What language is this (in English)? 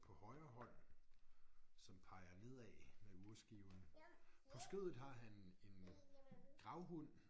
Danish